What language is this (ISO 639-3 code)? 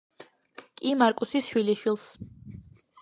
kat